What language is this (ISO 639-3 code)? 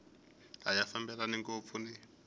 tso